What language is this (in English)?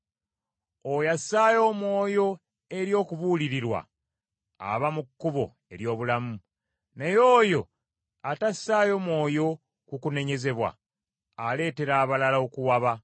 Ganda